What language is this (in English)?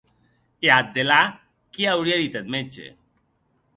Occitan